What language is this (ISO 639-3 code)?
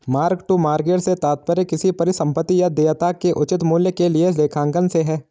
hin